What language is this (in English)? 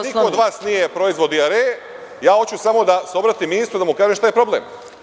Serbian